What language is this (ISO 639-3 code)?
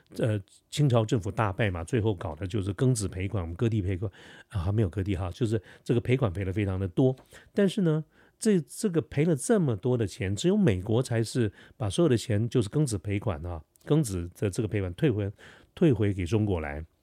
zho